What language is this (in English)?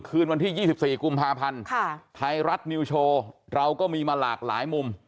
Thai